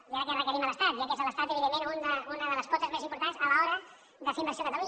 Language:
Catalan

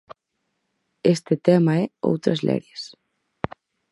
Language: Galician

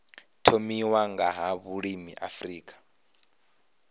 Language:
Venda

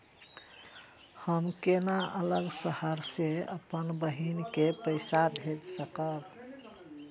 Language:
Maithili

